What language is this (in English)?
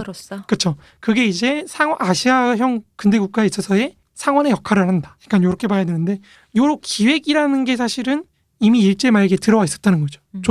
Korean